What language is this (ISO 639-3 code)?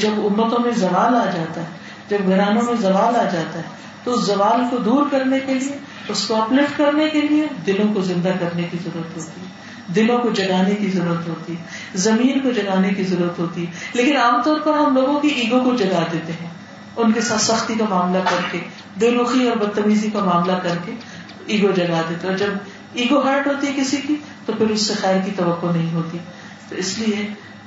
urd